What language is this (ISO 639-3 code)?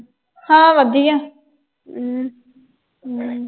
pan